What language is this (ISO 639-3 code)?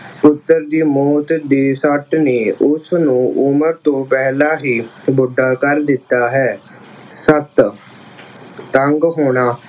pan